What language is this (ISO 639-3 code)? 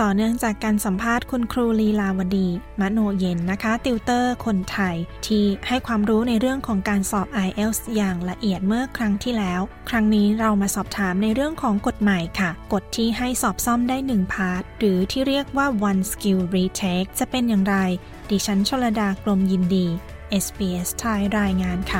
tha